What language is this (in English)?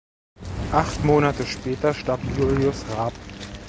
German